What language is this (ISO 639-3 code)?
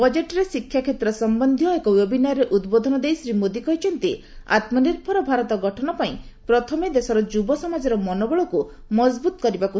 ori